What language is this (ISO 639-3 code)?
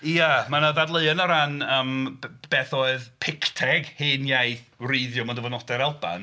cym